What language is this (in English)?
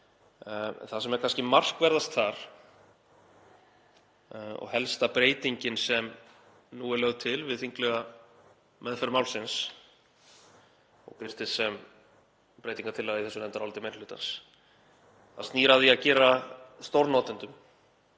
Icelandic